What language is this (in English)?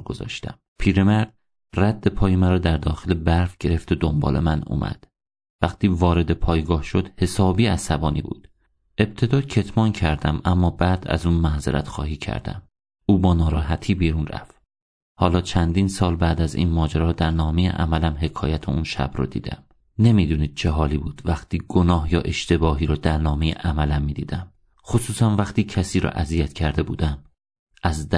Persian